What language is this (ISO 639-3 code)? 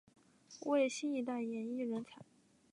zho